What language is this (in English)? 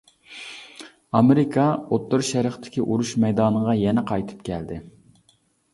Uyghur